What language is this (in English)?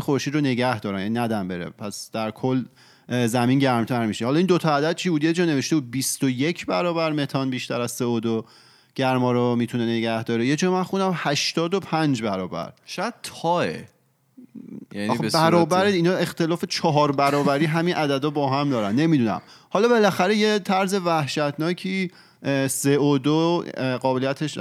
Persian